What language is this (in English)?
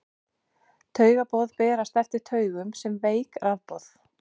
Icelandic